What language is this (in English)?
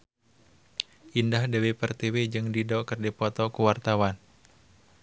Sundanese